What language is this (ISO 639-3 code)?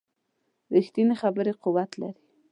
pus